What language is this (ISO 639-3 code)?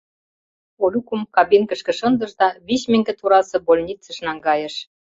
chm